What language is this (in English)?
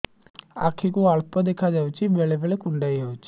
Odia